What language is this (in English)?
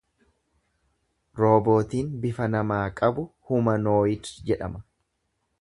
Oromo